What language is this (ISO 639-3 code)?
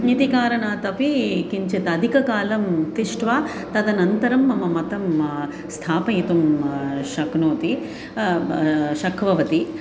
san